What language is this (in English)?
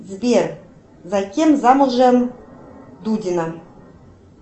Russian